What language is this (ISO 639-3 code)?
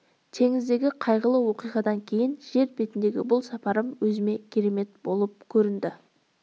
kaz